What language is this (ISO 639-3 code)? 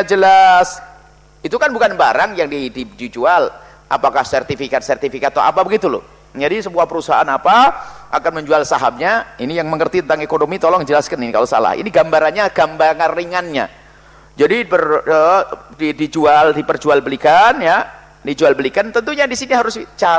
ind